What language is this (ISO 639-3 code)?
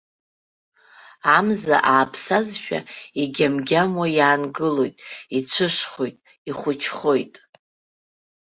abk